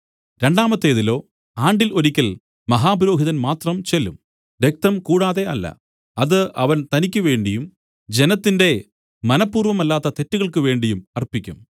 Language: Malayalam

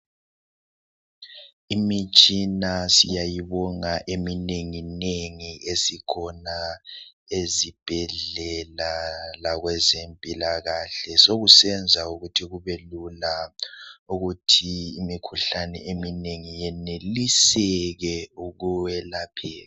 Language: North Ndebele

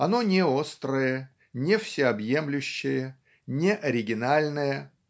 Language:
Russian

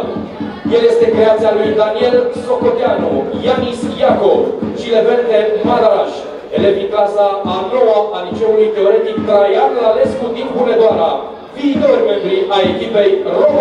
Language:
Romanian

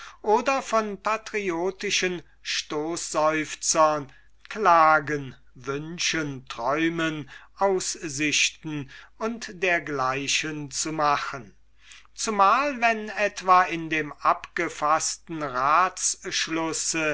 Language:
German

